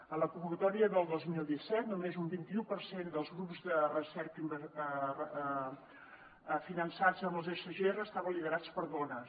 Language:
Catalan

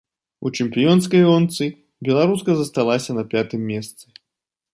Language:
Belarusian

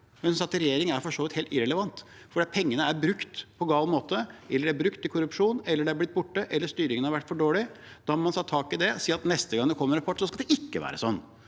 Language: Norwegian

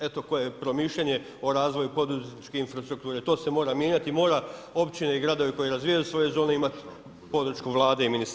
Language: Croatian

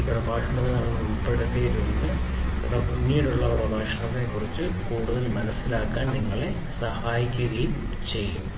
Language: Malayalam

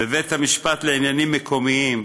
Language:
Hebrew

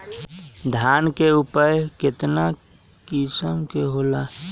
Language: Magahi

